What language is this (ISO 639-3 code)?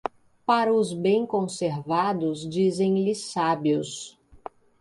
por